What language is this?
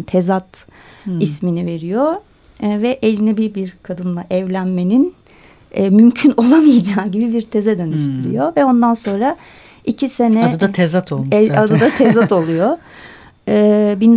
Turkish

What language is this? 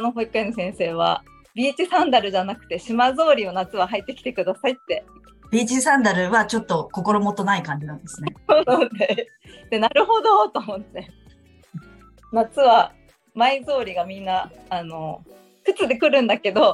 Japanese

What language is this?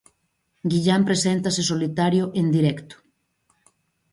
Galician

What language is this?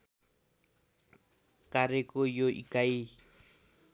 Nepali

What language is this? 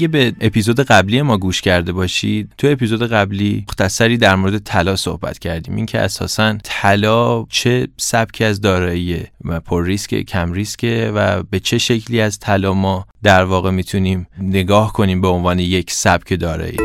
Persian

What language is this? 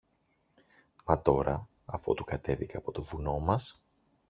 Greek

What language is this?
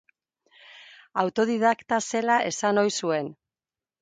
Basque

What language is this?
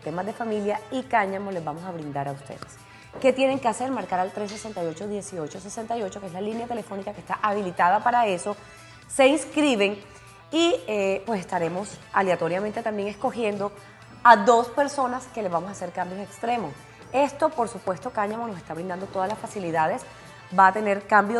Spanish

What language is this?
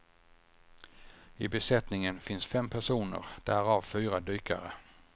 Swedish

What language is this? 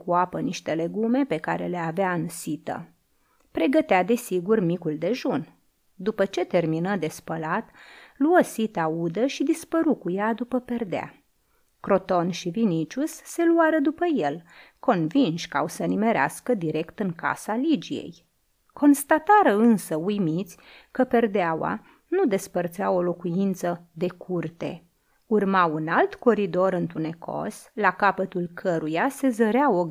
Romanian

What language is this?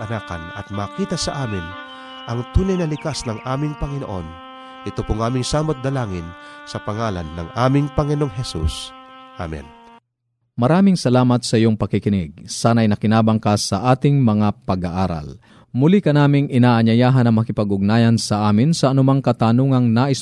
Filipino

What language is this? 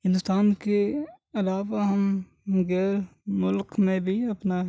Urdu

